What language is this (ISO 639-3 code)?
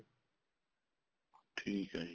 pan